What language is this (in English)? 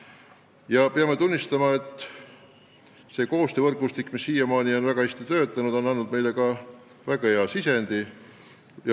Estonian